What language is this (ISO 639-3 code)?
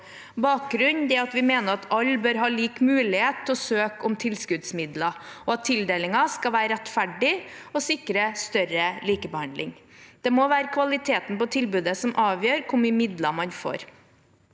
nor